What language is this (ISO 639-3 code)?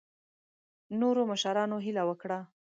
pus